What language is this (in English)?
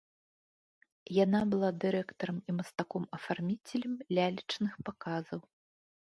Belarusian